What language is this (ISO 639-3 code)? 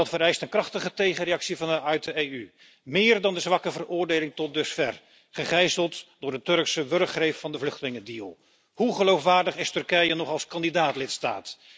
nld